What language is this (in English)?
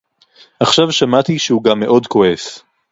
Hebrew